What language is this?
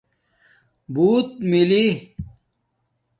Domaaki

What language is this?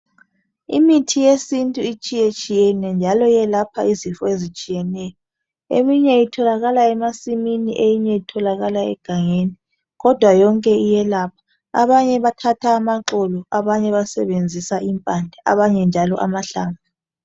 North Ndebele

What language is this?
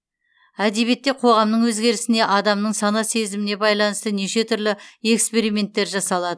Kazakh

